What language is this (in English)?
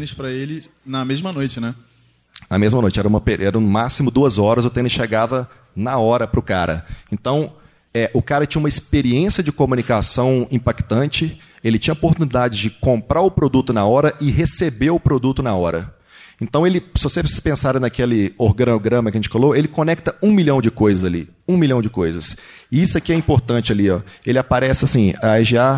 Portuguese